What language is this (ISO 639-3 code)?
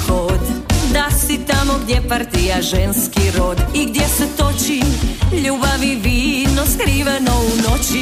hrv